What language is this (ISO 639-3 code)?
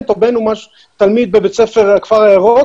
heb